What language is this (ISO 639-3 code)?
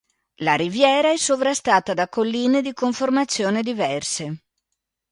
ita